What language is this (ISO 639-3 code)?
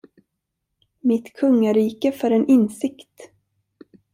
swe